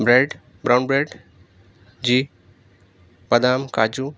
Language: Urdu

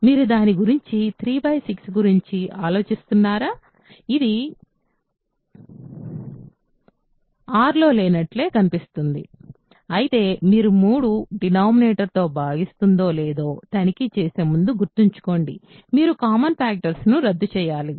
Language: Telugu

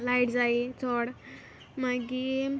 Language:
Konkani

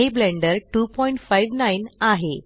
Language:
Marathi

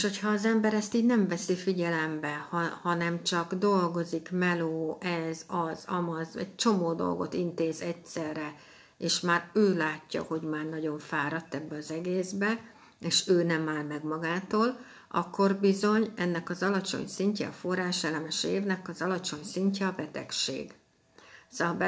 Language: Hungarian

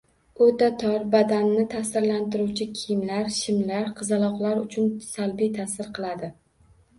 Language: Uzbek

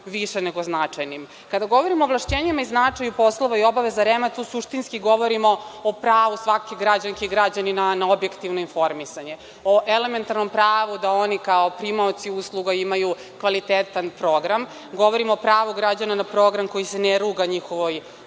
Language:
Serbian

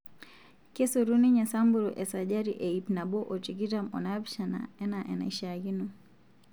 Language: Masai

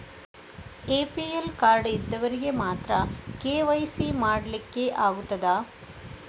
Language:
Kannada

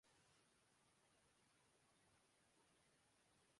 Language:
Urdu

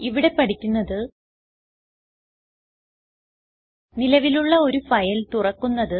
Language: Malayalam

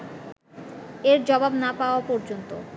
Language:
Bangla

